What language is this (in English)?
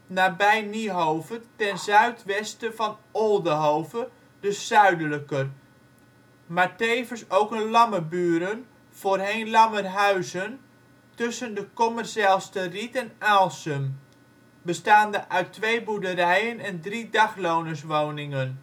Dutch